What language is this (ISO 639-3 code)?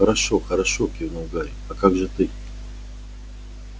rus